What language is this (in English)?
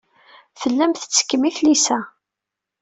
Kabyle